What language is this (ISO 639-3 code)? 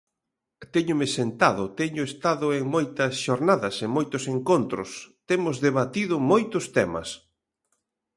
glg